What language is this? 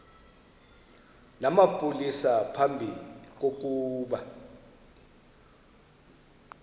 Xhosa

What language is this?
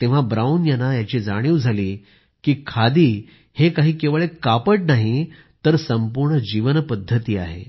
Marathi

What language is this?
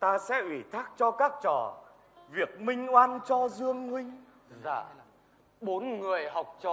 Vietnamese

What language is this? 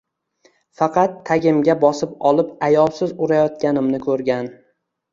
Uzbek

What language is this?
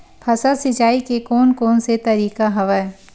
Chhattisgarhi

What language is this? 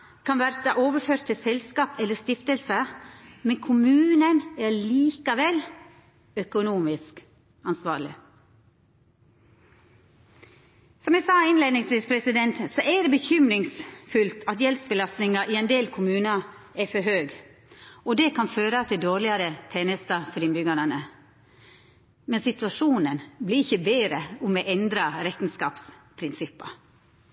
Norwegian Nynorsk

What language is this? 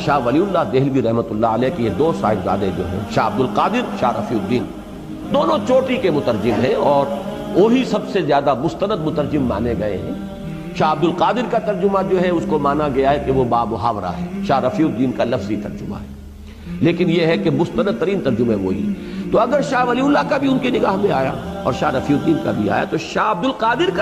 Urdu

